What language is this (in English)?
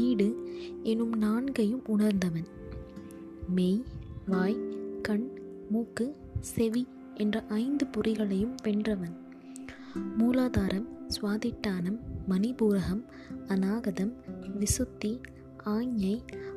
Tamil